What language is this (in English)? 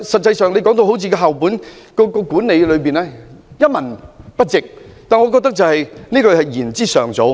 Cantonese